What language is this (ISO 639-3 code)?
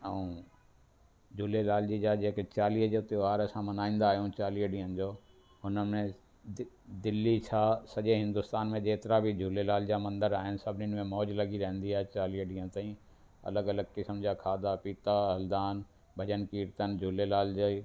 snd